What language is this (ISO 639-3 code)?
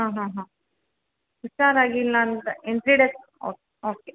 kan